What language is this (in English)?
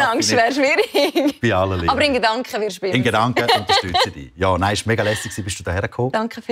German